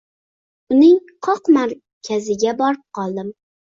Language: Uzbek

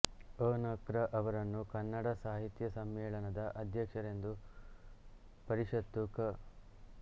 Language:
Kannada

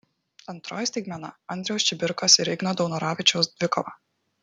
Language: Lithuanian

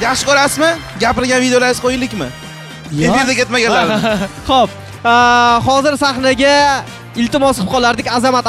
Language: Turkish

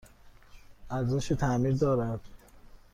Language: Persian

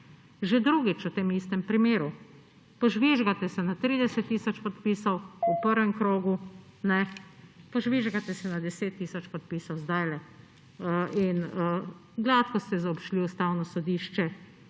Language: Slovenian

